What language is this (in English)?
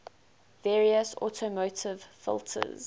English